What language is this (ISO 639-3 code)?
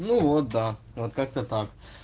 rus